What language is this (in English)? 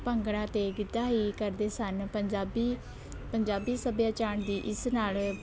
Punjabi